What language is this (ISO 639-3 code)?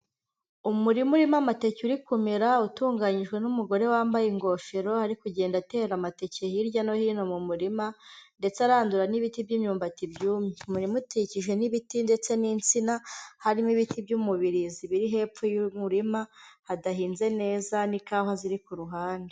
kin